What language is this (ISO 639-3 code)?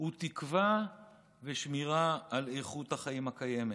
heb